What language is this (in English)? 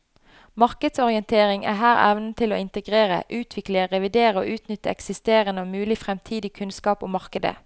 Norwegian